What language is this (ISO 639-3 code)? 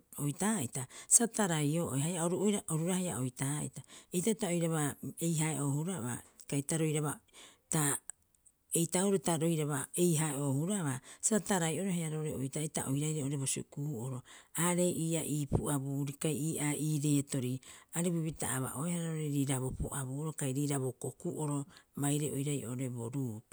kyx